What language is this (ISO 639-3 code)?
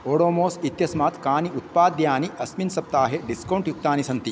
san